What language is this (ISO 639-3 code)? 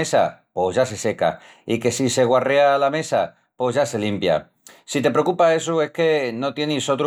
ext